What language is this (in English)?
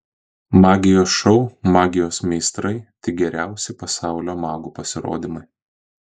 Lithuanian